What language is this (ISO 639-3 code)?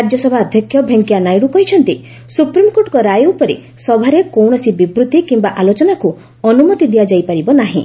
ori